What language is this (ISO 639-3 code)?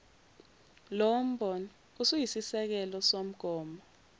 zul